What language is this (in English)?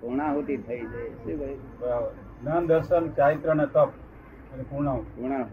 Gujarati